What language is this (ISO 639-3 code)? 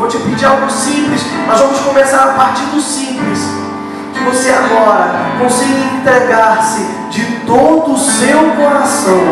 por